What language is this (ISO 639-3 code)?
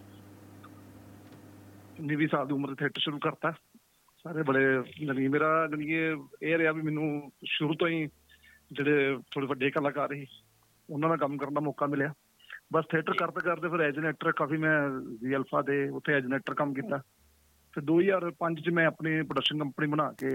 pan